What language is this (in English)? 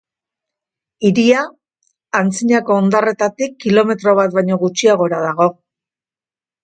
Basque